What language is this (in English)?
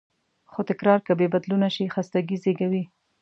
Pashto